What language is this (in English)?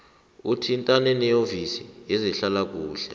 South Ndebele